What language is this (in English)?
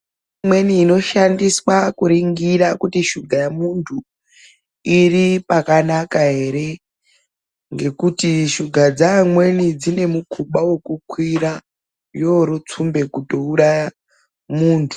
Ndau